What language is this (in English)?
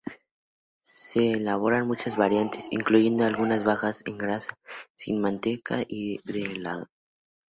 Spanish